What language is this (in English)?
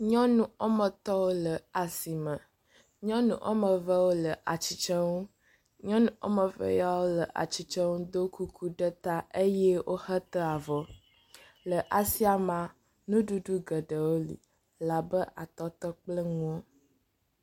Ewe